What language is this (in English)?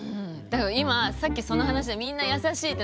Japanese